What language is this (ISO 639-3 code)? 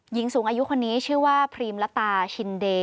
tha